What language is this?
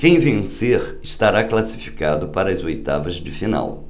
Portuguese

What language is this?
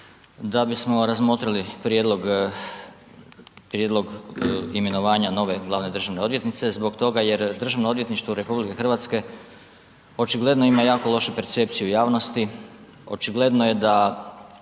Croatian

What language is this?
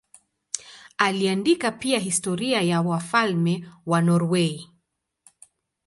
Swahili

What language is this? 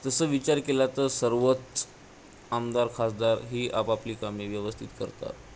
Marathi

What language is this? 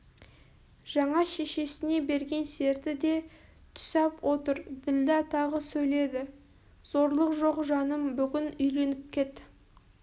Kazakh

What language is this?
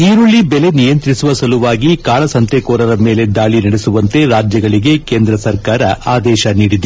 Kannada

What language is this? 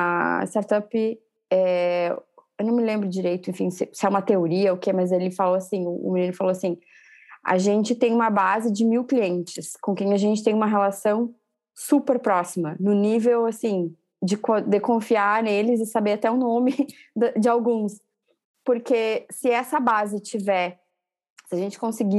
Portuguese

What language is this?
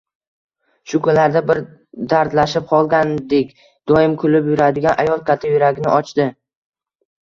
Uzbek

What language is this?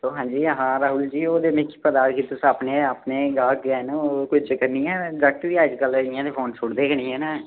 Dogri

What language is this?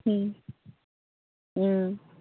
Manipuri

